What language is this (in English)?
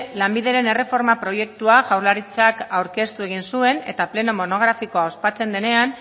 Basque